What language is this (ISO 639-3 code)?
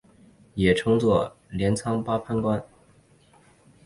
zho